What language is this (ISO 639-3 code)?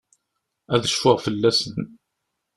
kab